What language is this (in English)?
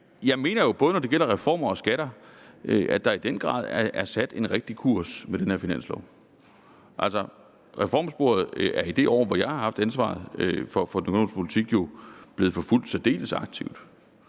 Danish